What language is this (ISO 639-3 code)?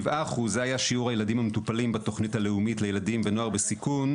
heb